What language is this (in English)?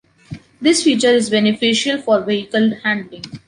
English